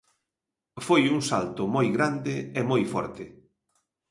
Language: Galician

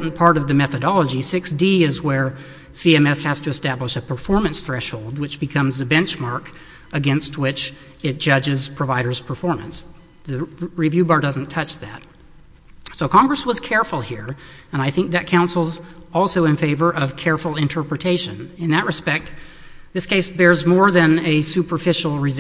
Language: English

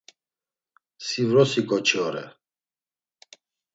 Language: Laz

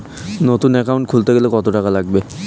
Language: Bangla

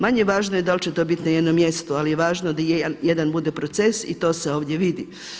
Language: Croatian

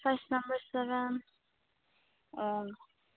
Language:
Manipuri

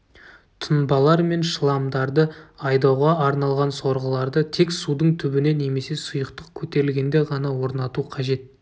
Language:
Kazakh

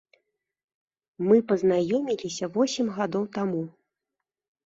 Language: Belarusian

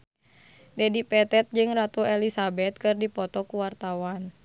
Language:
Sundanese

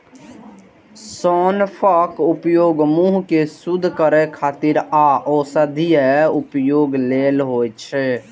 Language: Maithili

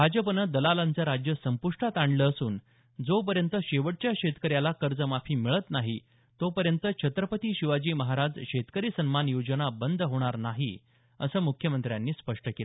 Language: Marathi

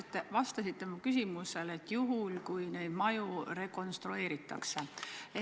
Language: Estonian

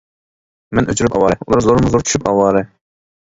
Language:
Uyghur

